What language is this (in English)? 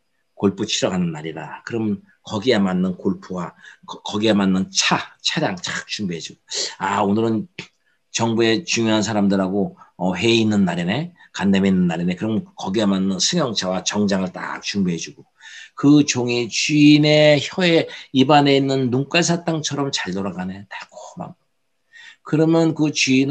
Korean